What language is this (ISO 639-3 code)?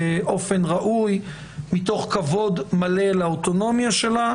heb